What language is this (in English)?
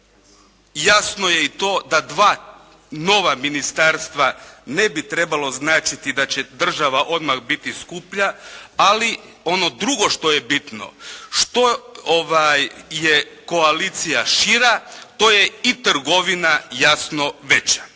Croatian